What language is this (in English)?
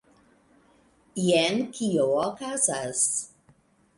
Esperanto